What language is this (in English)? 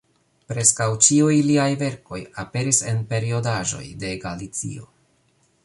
Esperanto